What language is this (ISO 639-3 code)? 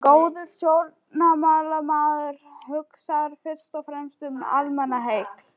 isl